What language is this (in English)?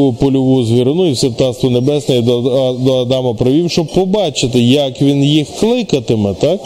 Ukrainian